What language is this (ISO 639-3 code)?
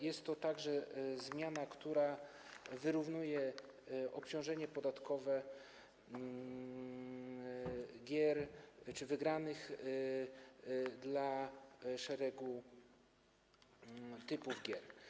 pol